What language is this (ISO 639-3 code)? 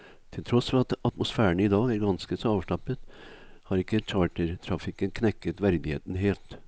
nor